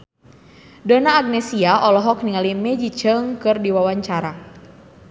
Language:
Sundanese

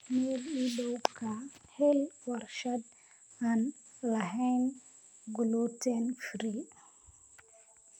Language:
Somali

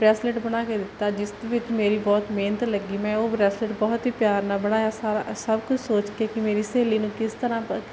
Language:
Punjabi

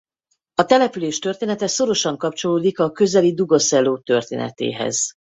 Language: Hungarian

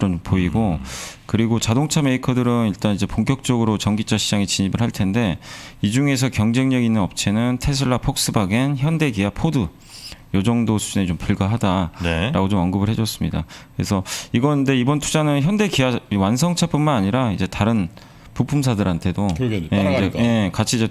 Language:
Korean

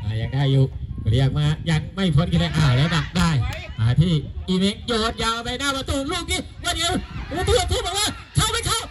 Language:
Thai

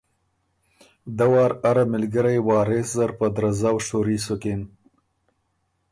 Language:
Ormuri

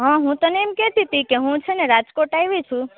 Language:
Gujarati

